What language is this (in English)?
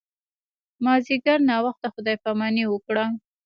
Pashto